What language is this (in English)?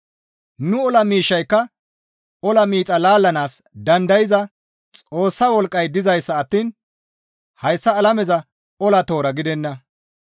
Gamo